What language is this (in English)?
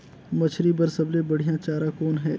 Chhattisgarhi